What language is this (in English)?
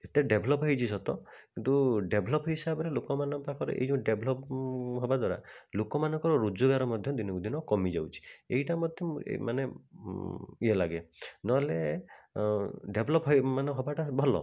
Odia